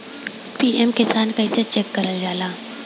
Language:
Bhojpuri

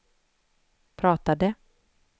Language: Swedish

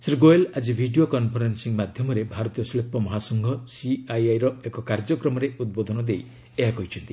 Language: Odia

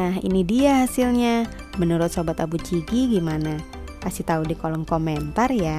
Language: Indonesian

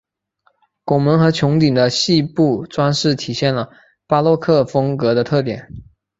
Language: Chinese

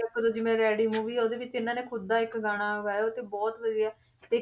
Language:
Punjabi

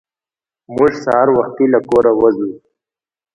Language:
Pashto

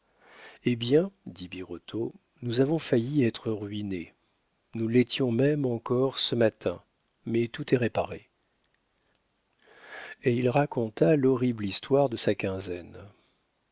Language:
French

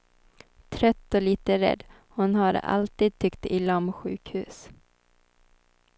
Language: Swedish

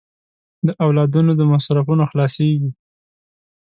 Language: Pashto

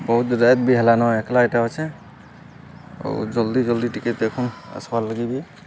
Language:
Odia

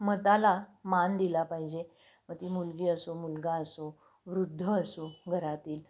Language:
Marathi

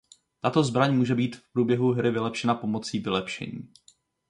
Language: Czech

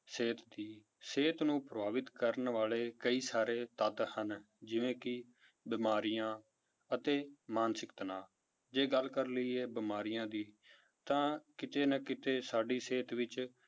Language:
Punjabi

